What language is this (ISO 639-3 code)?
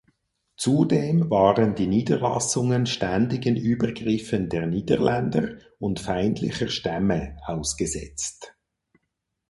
deu